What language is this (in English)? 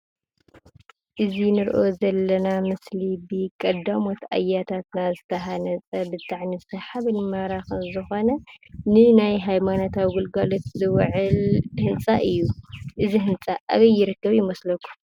Tigrinya